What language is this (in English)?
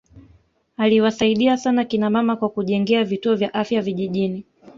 Swahili